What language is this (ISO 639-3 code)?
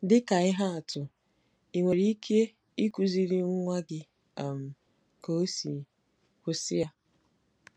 ibo